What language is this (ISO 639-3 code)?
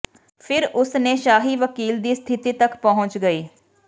pan